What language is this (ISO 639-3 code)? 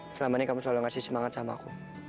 ind